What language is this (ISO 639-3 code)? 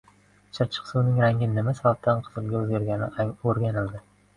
uzb